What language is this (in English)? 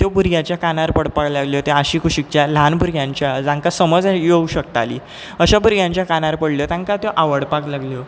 Konkani